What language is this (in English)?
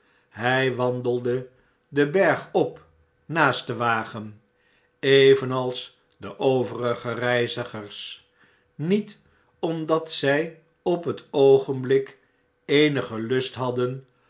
Dutch